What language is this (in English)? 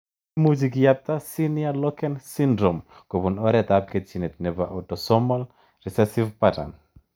Kalenjin